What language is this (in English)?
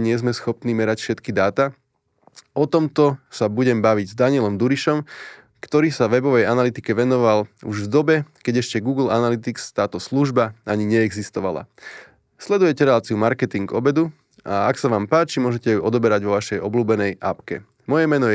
Slovak